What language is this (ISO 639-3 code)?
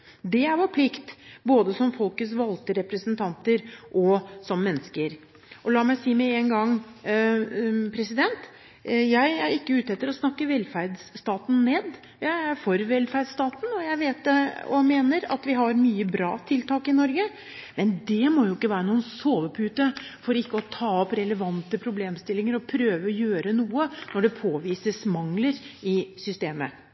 nob